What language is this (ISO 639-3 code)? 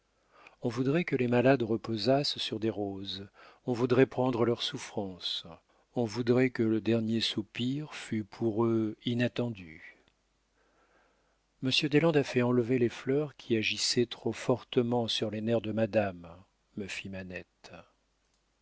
fra